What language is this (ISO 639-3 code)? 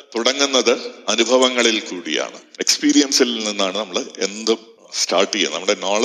mal